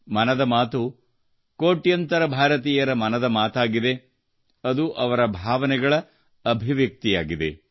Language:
Kannada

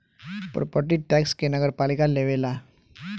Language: Bhojpuri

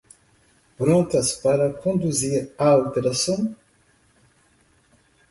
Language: Portuguese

